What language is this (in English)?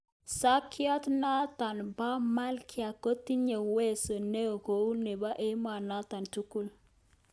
Kalenjin